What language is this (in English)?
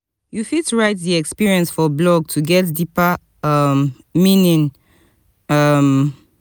Nigerian Pidgin